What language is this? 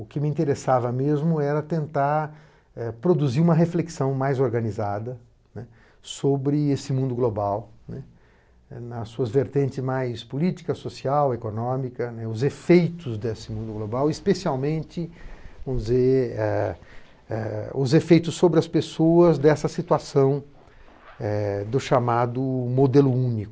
Portuguese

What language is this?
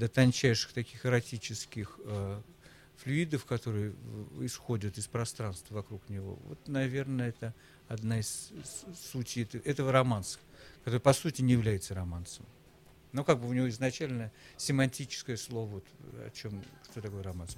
Russian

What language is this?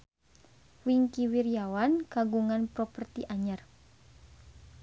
Sundanese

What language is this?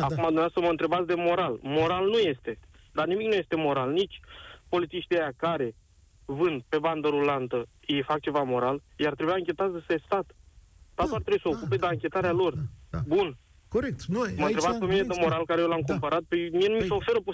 Romanian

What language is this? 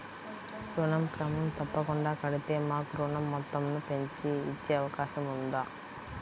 Telugu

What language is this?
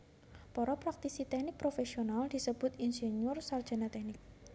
Javanese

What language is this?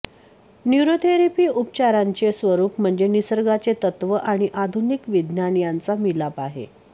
Marathi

